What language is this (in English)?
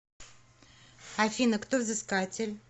Russian